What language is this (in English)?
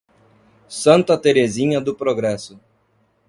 Portuguese